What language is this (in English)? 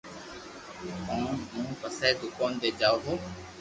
Loarki